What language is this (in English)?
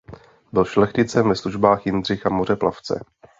Czech